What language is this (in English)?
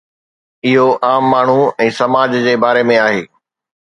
Sindhi